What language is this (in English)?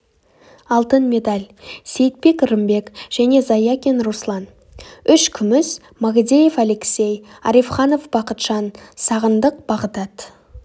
Kazakh